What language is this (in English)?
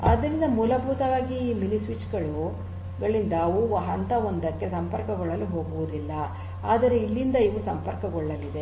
Kannada